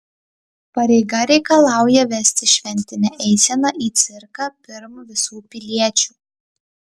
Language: Lithuanian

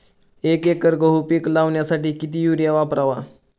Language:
Marathi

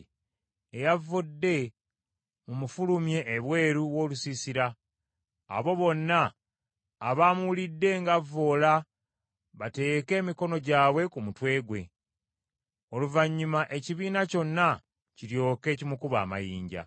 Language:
Ganda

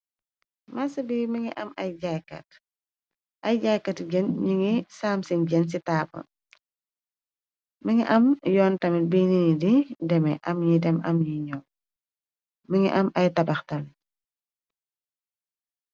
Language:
Wolof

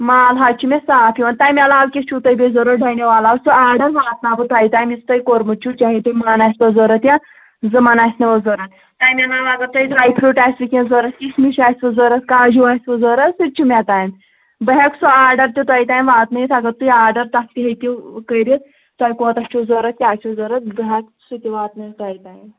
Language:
Kashmiri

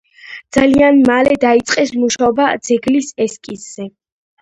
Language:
Georgian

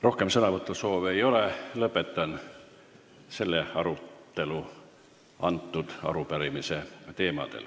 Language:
Estonian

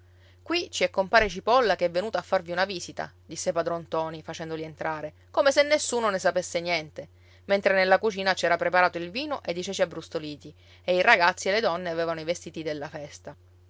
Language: Italian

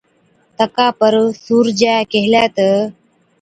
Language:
Od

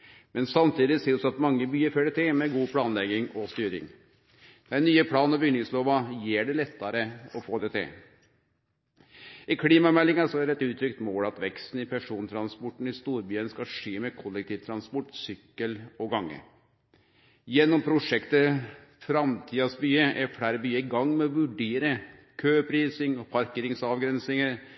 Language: Norwegian Nynorsk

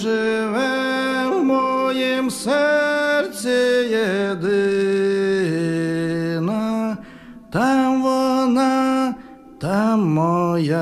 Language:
Russian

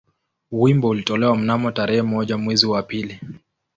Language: Swahili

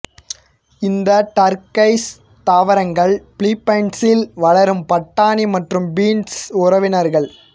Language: Tamil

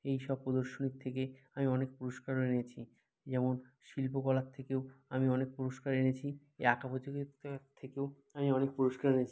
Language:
Bangla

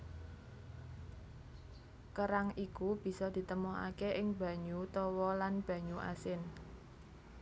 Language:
Javanese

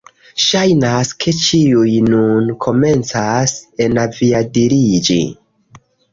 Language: Esperanto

